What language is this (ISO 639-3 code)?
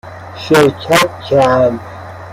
fas